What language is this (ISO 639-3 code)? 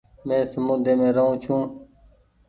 gig